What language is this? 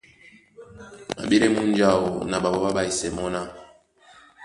Duala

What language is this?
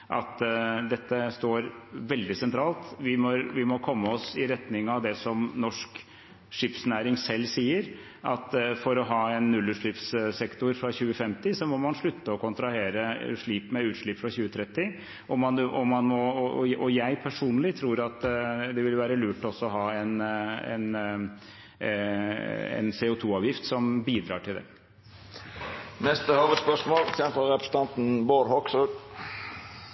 Norwegian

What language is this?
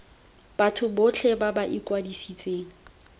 Tswana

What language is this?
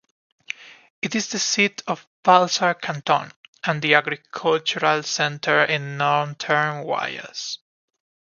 English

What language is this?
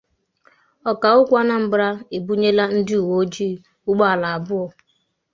Igbo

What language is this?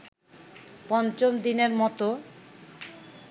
Bangla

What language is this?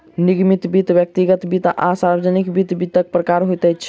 Maithili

